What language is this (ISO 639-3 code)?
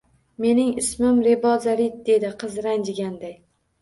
uzb